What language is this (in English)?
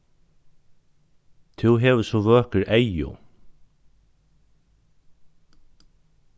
Faroese